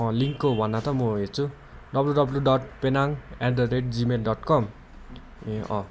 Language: Nepali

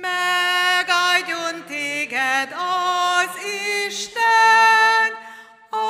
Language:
Hungarian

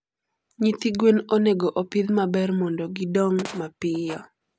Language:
Luo (Kenya and Tanzania)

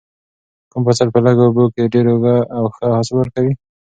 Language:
Pashto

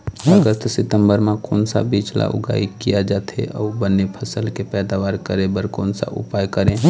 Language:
Chhattisgarhi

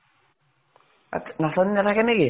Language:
Assamese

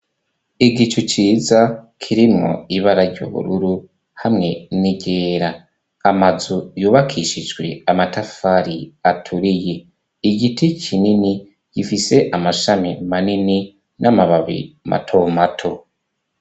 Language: Rundi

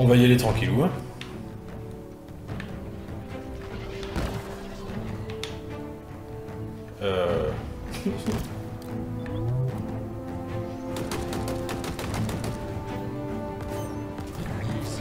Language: French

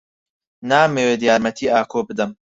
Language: Central Kurdish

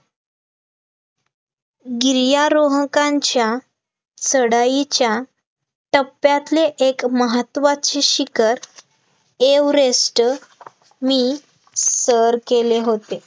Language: Marathi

